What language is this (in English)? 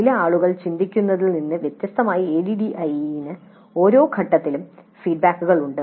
Malayalam